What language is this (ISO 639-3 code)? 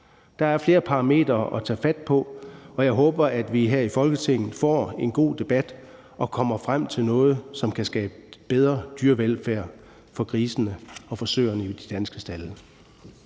dan